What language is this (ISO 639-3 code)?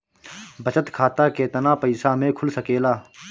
bho